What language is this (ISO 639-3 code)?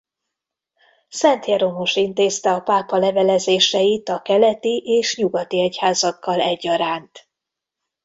hun